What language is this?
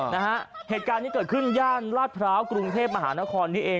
Thai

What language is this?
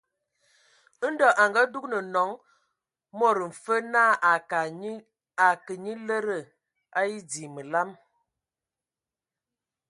Ewondo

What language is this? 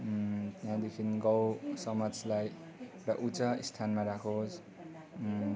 Nepali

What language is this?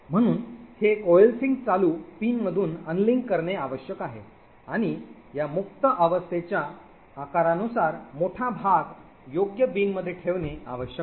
Marathi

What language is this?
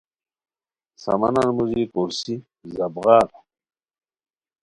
Khowar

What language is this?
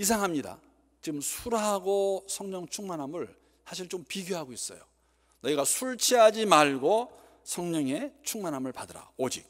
Korean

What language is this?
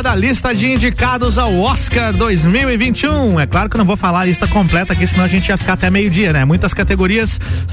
Portuguese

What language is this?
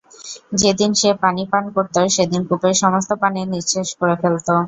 Bangla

